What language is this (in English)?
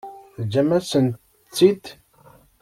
Kabyle